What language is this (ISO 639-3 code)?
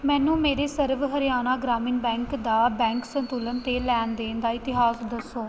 pan